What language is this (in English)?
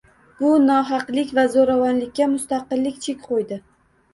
Uzbek